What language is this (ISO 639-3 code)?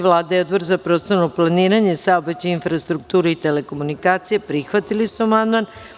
srp